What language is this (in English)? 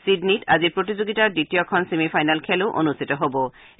Assamese